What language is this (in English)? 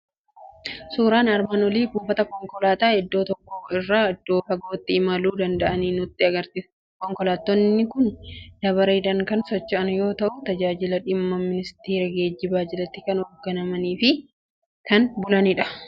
Oromo